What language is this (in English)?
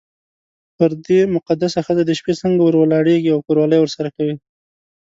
Pashto